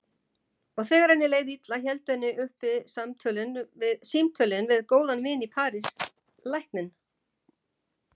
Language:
Icelandic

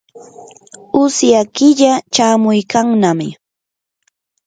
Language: Yanahuanca Pasco Quechua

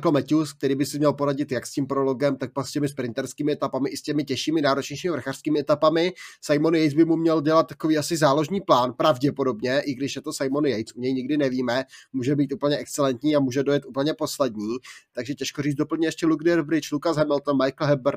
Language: Czech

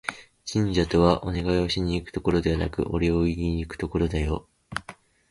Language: Japanese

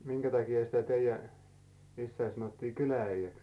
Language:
Finnish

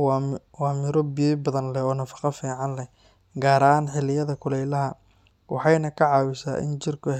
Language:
Somali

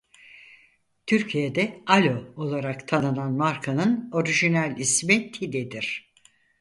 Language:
Turkish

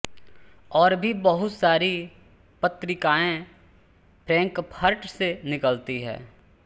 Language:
Hindi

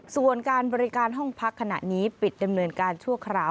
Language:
Thai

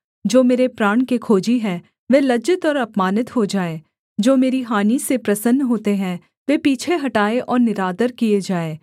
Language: Hindi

